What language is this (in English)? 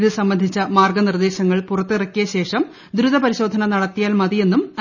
Malayalam